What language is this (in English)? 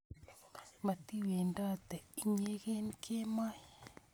Kalenjin